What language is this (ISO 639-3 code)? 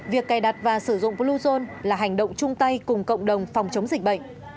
vie